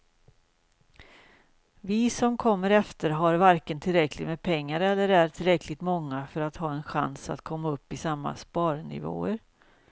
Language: Swedish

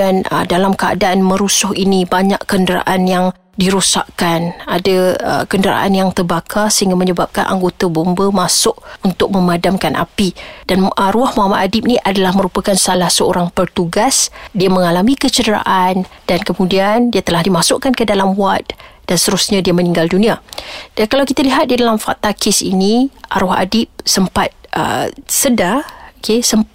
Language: Malay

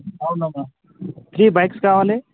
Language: Telugu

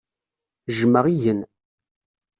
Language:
Kabyle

